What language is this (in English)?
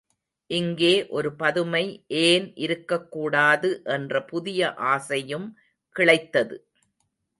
Tamil